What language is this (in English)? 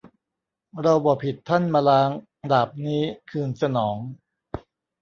Thai